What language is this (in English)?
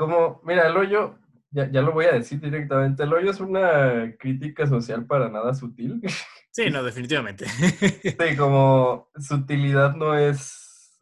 Spanish